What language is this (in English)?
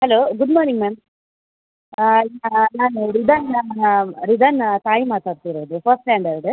Kannada